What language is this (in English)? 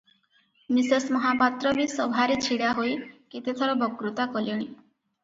Odia